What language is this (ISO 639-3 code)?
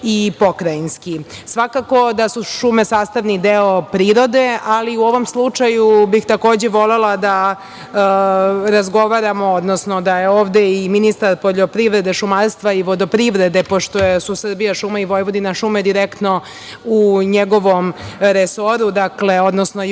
srp